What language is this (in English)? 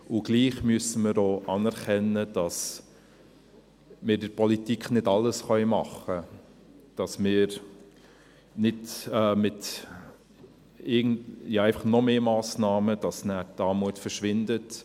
Swiss German